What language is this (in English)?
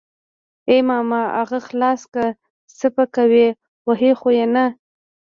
Pashto